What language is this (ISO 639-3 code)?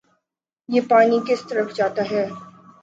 urd